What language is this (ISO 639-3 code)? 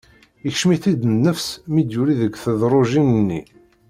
kab